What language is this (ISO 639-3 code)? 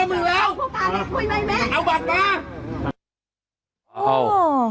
tha